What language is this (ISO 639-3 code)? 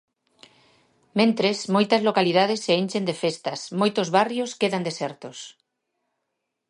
glg